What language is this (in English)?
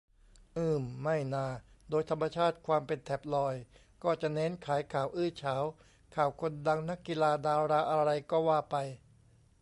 Thai